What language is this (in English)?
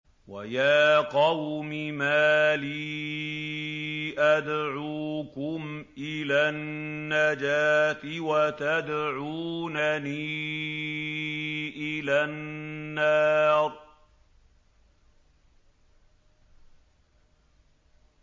Arabic